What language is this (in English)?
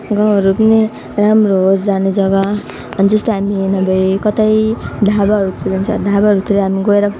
Nepali